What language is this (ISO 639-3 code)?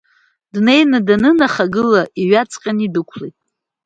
abk